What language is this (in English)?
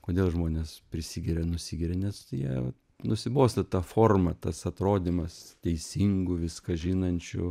Lithuanian